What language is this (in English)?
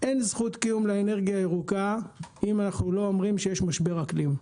Hebrew